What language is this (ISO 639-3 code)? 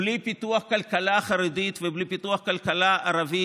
heb